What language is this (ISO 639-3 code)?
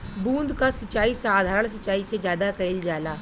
bho